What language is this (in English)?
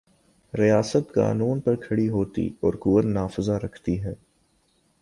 Urdu